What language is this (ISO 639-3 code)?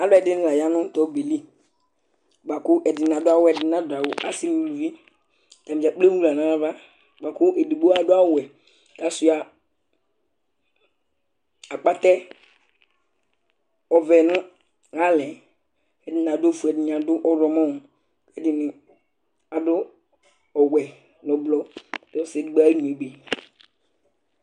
kpo